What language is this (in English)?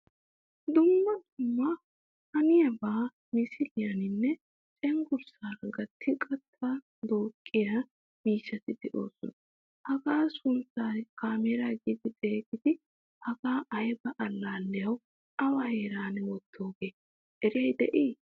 Wolaytta